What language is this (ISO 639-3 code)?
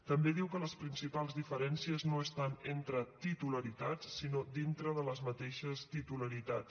cat